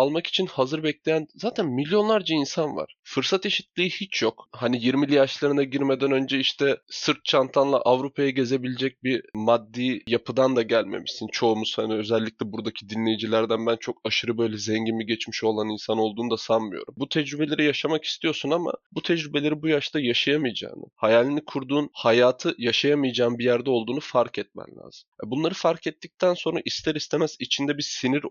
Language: Turkish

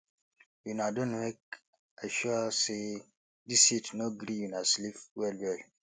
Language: Nigerian Pidgin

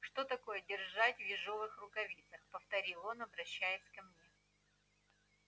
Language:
Russian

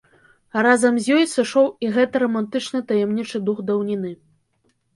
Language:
Belarusian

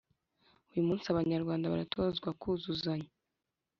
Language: Kinyarwanda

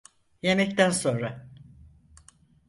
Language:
Turkish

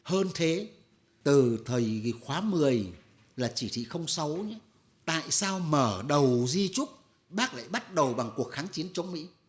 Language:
Vietnamese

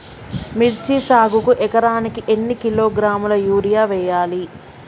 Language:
Telugu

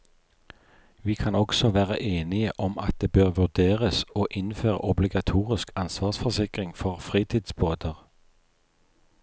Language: Norwegian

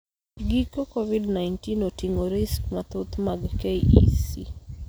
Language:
Luo (Kenya and Tanzania)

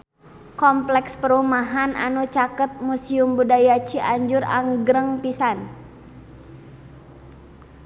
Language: Sundanese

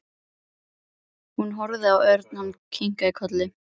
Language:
Icelandic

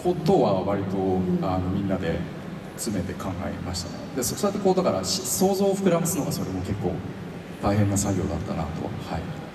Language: Japanese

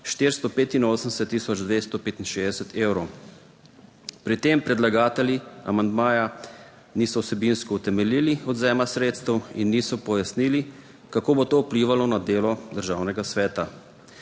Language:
Slovenian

